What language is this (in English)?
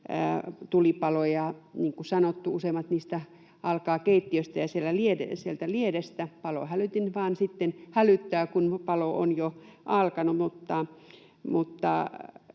Finnish